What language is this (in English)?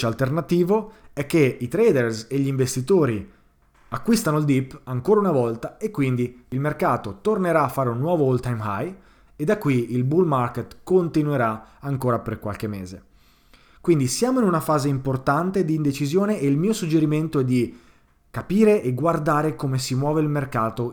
Italian